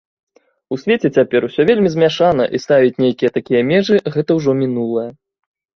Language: Belarusian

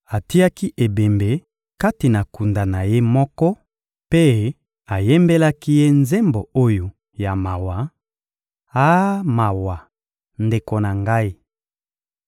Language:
Lingala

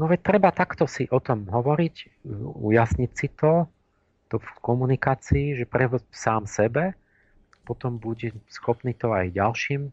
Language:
Slovak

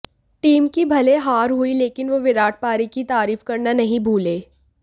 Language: Hindi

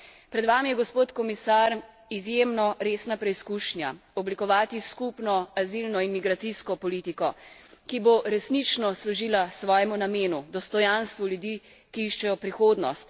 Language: Slovenian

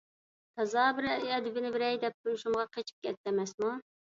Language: Uyghur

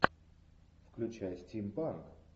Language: Russian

